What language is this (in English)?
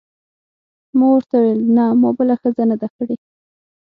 Pashto